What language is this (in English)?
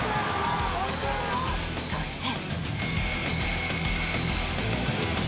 Japanese